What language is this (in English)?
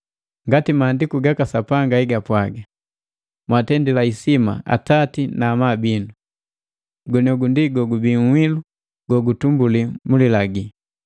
Matengo